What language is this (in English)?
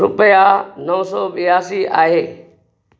Sindhi